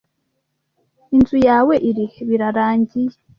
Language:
Kinyarwanda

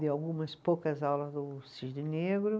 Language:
Portuguese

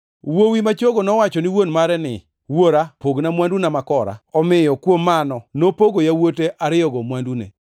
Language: Luo (Kenya and Tanzania)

